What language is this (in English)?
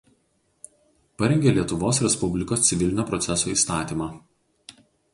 Lithuanian